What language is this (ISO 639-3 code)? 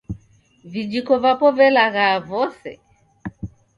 dav